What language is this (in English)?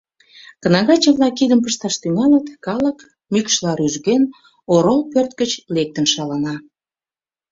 Mari